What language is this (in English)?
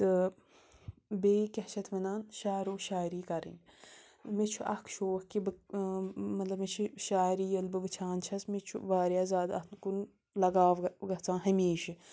Kashmiri